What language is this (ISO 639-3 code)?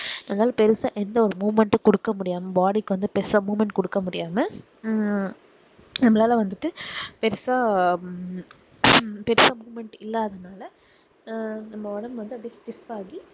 tam